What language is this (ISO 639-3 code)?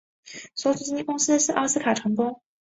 zho